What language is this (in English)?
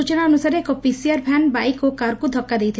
Odia